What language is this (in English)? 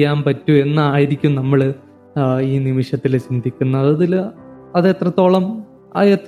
Malayalam